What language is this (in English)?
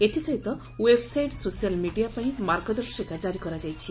Odia